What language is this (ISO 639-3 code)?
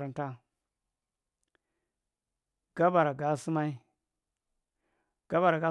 mrt